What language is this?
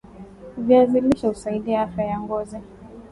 Swahili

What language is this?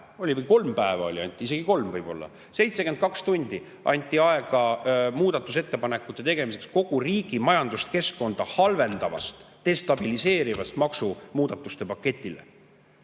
Estonian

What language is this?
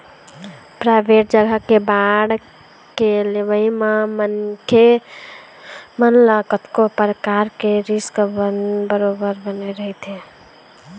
Chhattisgarhi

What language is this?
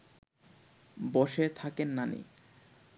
Bangla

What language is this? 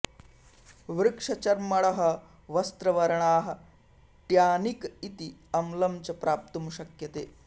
Sanskrit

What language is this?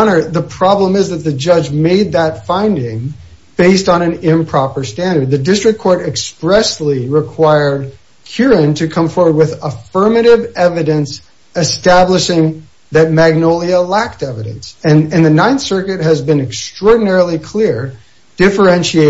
English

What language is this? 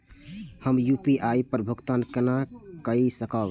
Maithili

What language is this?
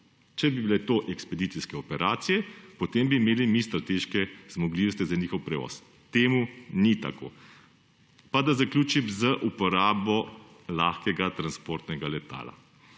Slovenian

